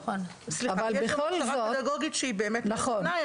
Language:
Hebrew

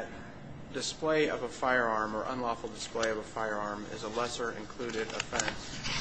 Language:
English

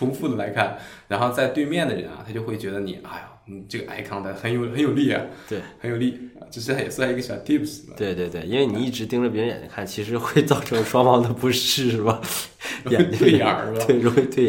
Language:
Chinese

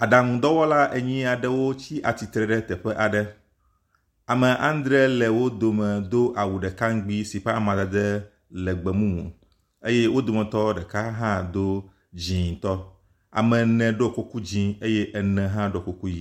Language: Ewe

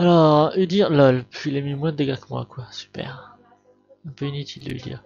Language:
French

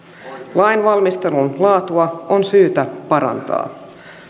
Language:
Finnish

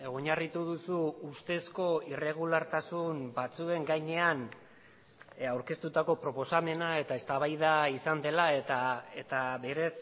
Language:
Basque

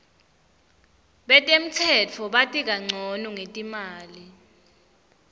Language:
Swati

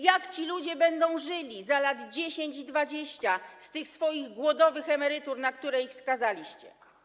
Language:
Polish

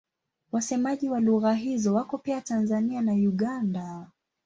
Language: Swahili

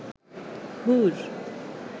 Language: Bangla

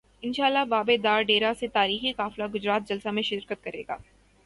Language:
Urdu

